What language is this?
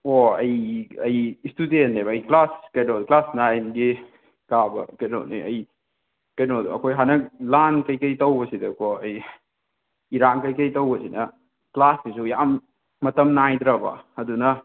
Manipuri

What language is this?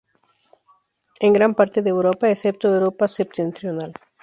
Spanish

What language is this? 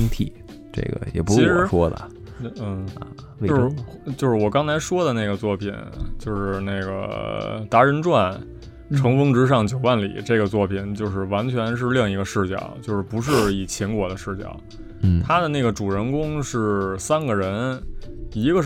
Chinese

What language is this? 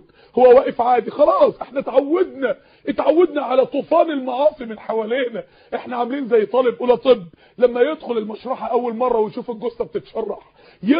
Arabic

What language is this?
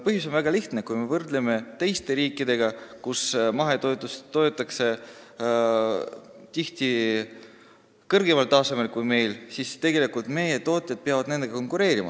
Estonian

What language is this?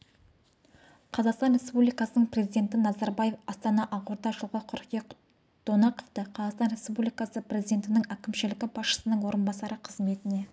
Kazakh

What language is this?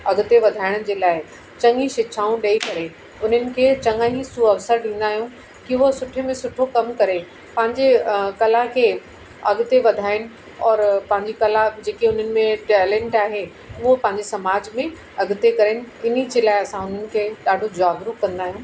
Sindhi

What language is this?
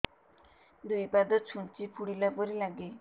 Odia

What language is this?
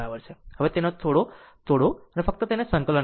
Gujarati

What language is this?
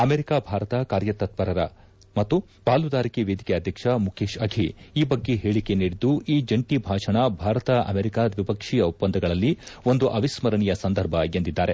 Kannada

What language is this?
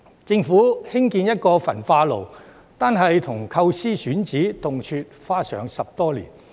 Cantonese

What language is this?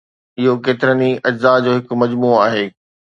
Sindhi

